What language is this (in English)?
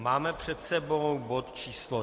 Czech